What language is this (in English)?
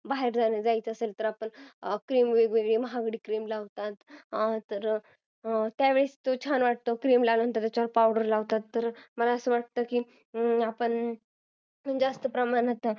Marathi